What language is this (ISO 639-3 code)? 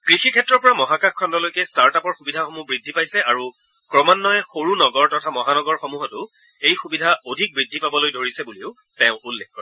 asm